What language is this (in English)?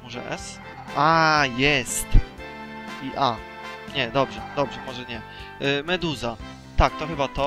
Polish